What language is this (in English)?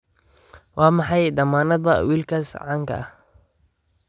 Somali